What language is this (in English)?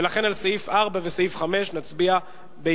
Hebrew